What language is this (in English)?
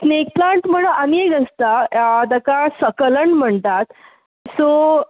Konkani